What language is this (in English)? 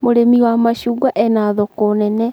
Kikuyu